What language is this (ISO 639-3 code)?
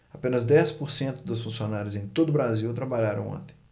por